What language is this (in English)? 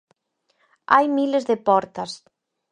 Galician